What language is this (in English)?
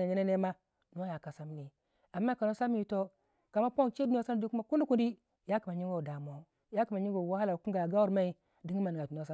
Waja